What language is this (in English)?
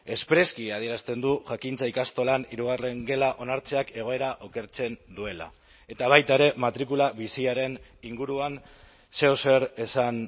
Basque